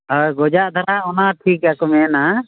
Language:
Santali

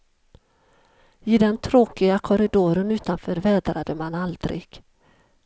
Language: Swedish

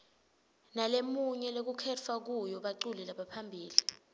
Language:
Swati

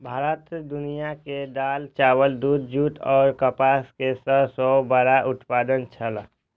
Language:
Maithili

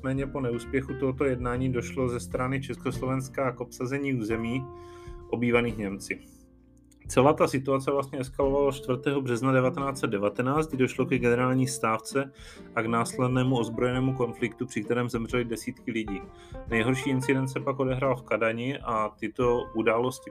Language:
Czech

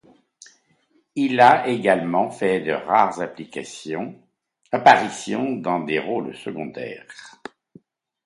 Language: French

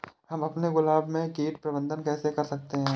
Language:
Hindi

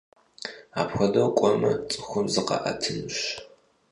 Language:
Kabardian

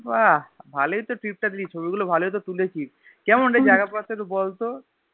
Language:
Bangla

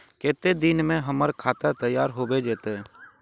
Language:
Magahi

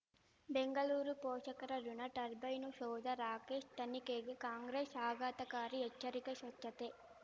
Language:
Kannada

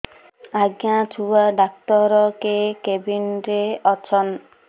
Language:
Odia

